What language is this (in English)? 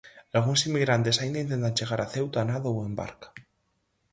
Galician